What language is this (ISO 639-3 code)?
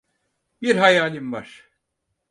tur